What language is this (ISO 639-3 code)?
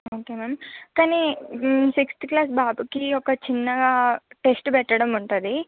tel